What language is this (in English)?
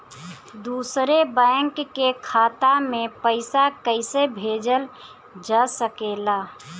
Bhojpuri